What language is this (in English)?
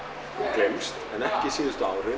Icelandic